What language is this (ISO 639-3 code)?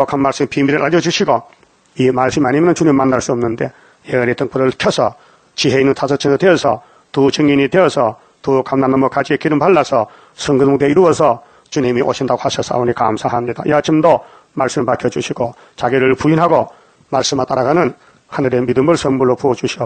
kor